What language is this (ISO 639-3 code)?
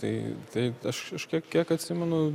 lit